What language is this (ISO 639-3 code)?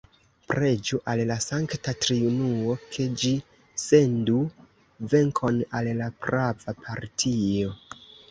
epo